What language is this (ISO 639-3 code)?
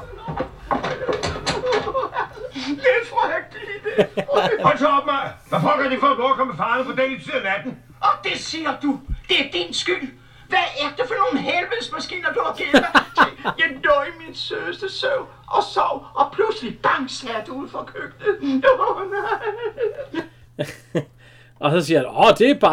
dan